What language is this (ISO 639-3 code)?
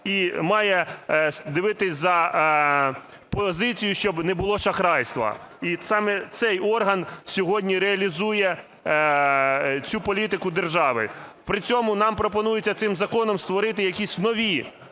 ukr